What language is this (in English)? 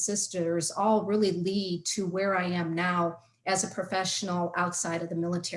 English